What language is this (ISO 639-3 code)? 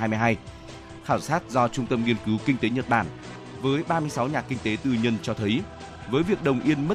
vie